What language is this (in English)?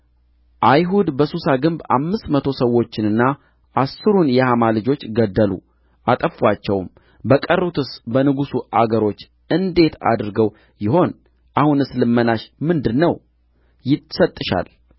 Amharic